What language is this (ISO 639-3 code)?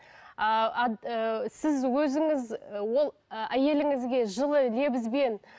kaz